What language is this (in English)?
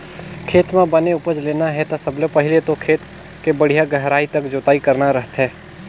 Chhattisgarhi